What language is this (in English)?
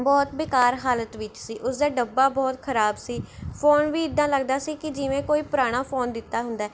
Punjabi